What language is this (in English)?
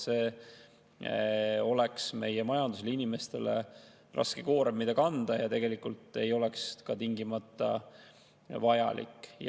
Estonian